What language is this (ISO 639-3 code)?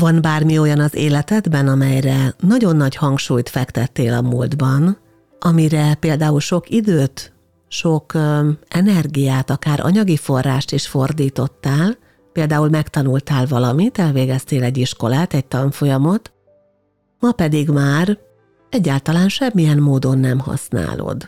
hun